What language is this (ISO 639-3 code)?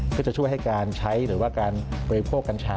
tha